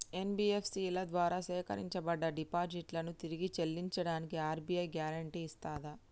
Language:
Telugu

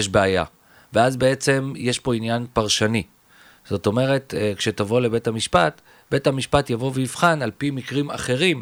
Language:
Hebrew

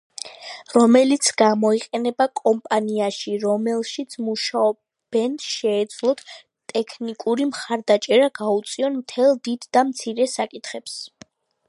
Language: Georgian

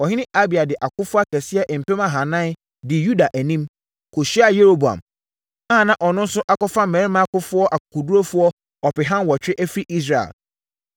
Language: Akan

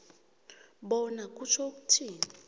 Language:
South Ndebele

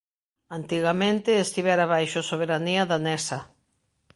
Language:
Galician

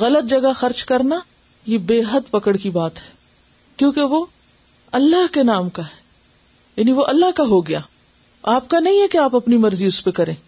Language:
Urdu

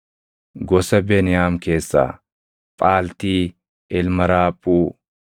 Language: Oromo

